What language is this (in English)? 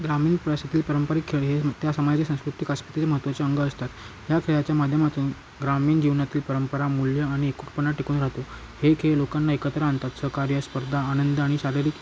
Marathi